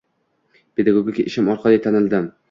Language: Uzbek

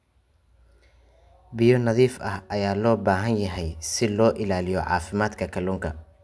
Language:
Somali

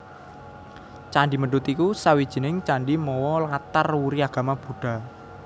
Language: Javanese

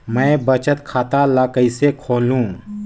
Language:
Chhattisgarhi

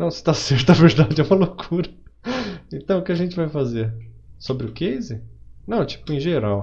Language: Portuguese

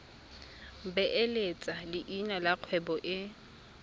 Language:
Tswana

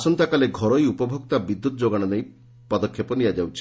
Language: Odia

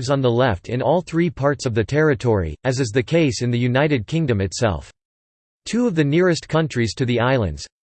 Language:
English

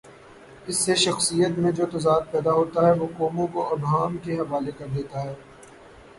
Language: Urdu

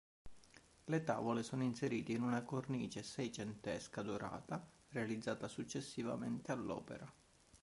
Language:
Italian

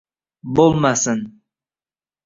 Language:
Uzbek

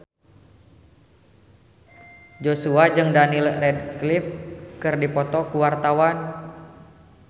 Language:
Sundanese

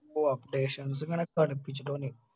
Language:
Malayalam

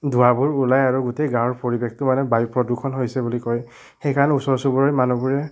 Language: Assamese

